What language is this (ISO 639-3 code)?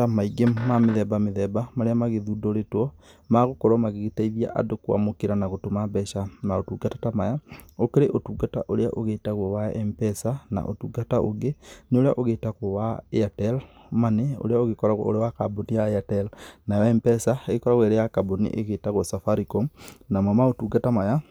kik